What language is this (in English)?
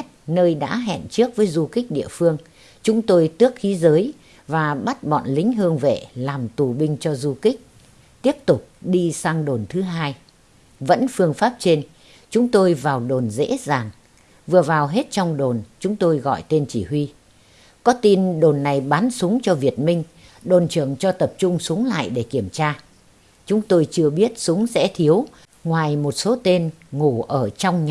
Vietnamese